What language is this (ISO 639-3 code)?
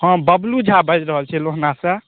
mai